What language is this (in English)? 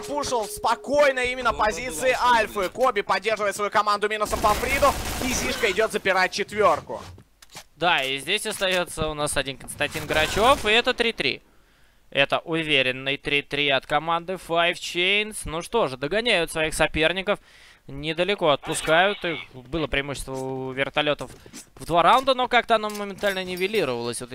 Russian